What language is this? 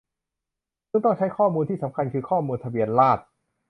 Thai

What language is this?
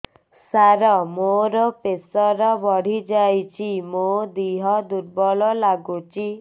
Odia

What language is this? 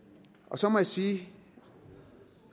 Danish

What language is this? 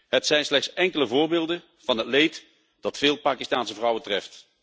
Dutch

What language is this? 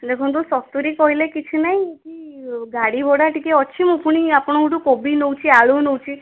Odia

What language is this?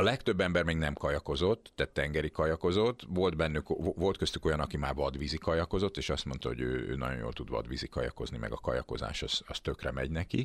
Hungarian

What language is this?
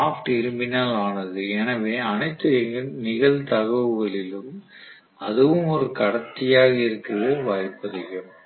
Tamil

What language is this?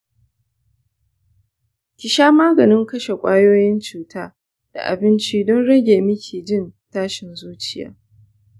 Hausa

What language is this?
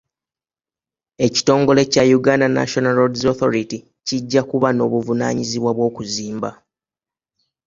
Ganda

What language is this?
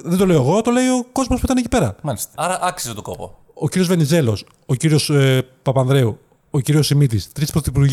Greek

